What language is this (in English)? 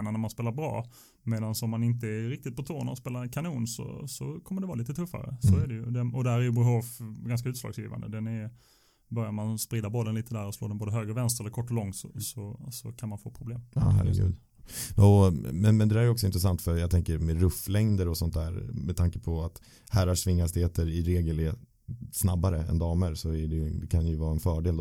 Swedish